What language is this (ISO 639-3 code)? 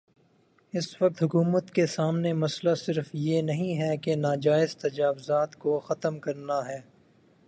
urd